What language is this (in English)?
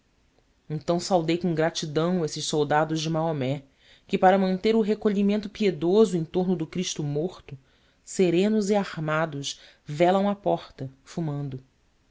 Portuguese